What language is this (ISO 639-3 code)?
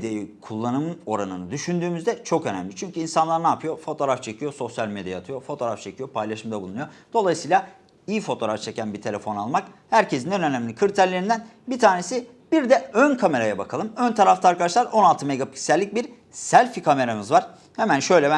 tur